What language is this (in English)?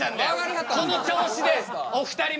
Japanese